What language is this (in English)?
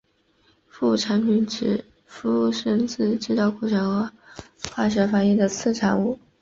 Chinese